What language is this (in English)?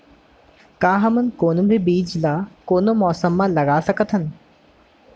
Chhattisgarhi